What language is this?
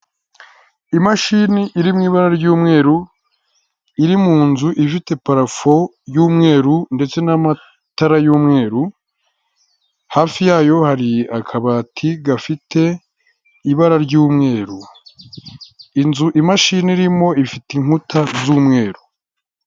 Kinyarwanda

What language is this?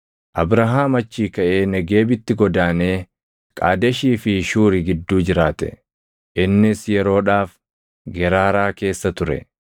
Oromo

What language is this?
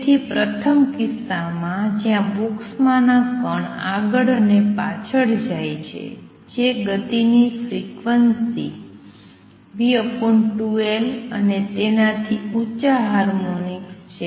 Gujarati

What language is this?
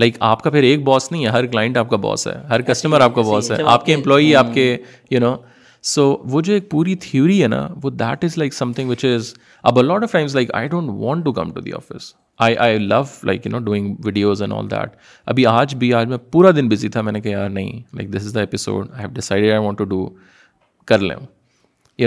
Urdu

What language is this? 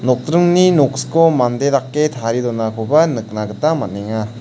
Garo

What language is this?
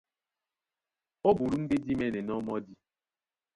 Duala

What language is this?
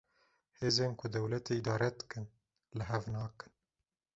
Kurdish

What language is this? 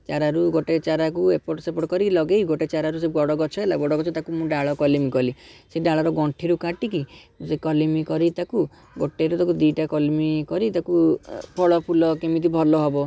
Odia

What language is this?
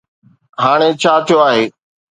Sindhi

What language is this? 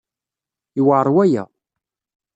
Kabyle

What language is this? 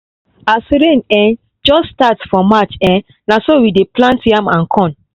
Nigerian Pidgin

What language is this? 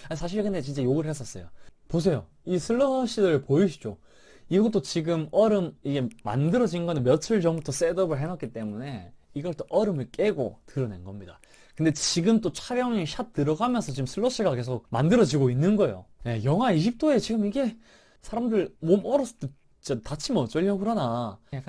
Korean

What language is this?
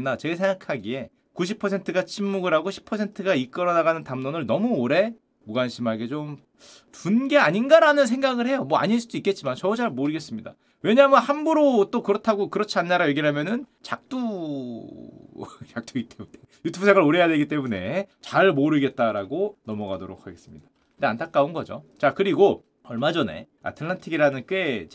Korean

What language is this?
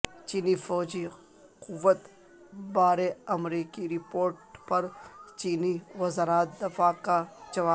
Urdu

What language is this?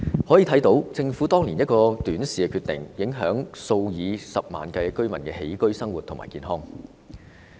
Cantonese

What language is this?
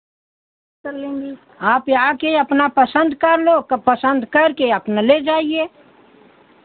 Hindi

